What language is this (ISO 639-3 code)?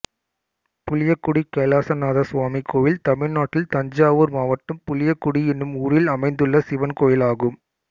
tam